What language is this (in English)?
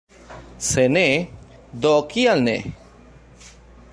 Esperanto